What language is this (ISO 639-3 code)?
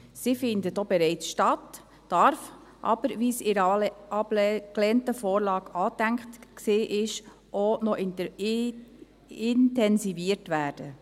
gsw